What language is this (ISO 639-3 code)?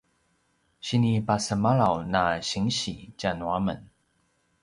pwn